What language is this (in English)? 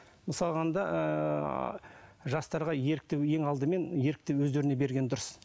Kazakh